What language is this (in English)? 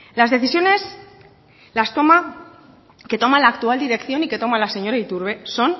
Spanish